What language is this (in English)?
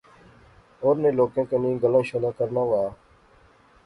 Pahari-Potwari